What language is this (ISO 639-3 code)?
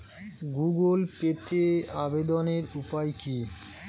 ben